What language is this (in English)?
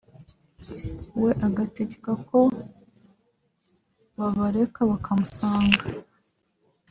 Kinyarwanda